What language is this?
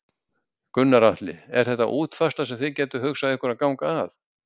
Icelandic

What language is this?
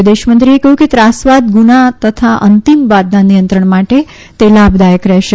Gujarati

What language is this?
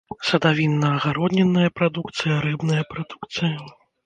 Belarusian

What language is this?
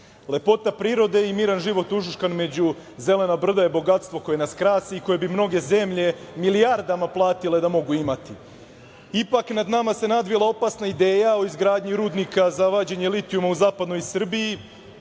Serbian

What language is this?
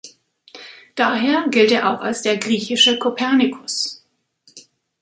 German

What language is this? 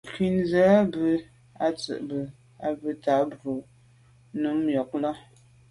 Medumba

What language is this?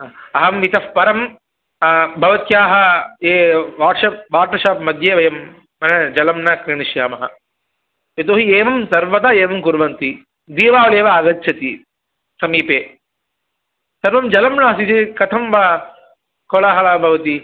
Sanskrit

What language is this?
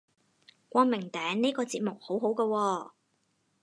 Cantonese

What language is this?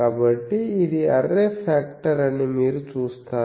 Telugu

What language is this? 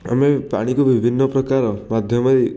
Odia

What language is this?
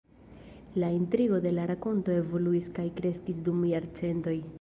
Esperanto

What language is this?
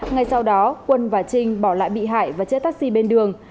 Vietnamese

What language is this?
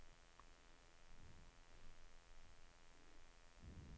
Danish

